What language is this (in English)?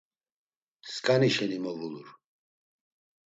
Laz